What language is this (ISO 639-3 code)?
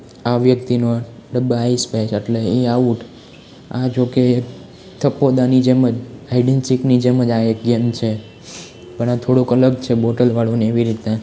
guj